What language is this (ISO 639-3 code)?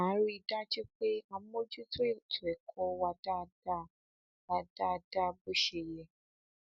yor